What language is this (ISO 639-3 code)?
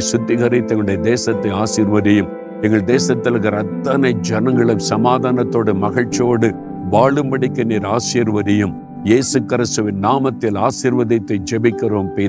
tam